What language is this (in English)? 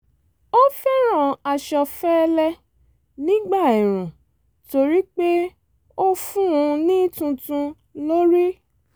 Yoruba